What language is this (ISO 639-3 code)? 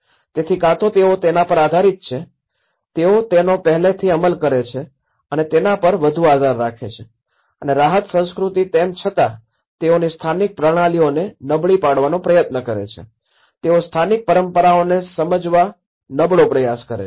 guj